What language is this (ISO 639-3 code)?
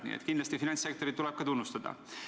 est